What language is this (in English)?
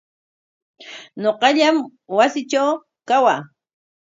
Corongo Ancash Quechua